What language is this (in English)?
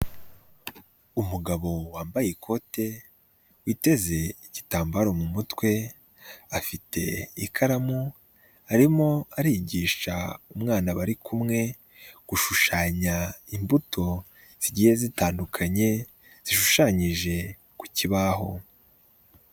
Kinyarwanda